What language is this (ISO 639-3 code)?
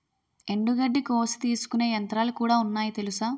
tel